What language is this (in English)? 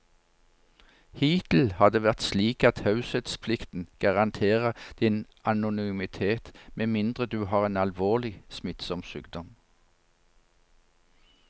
Norwegian